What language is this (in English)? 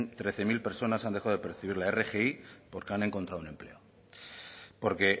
Spanish